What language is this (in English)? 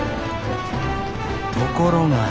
Japanese